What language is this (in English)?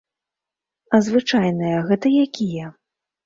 Belarusian